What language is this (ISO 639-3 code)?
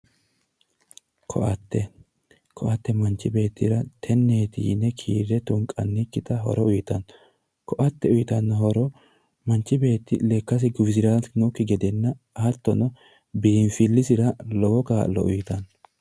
sid